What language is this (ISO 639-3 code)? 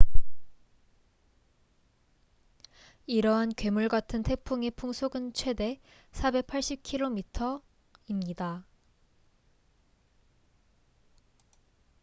kor